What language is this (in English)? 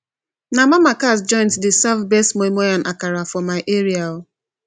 Nigerian Pidgin